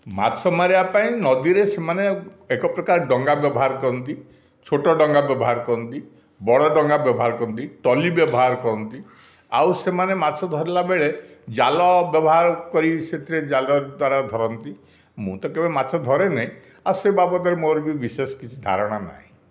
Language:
Odia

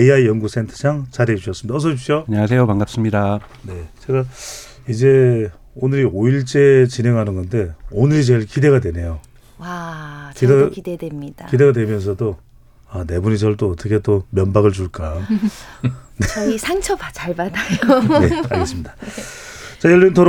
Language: Korean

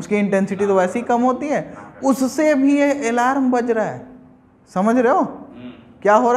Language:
Hindi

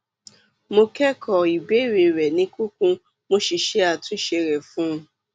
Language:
Yoruba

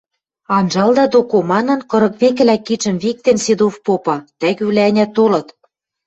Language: Western Mari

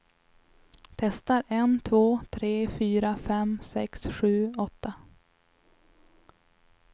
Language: Swedish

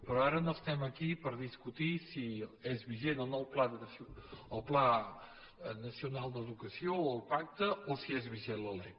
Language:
Catalan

